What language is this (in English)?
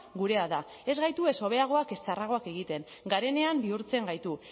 Basque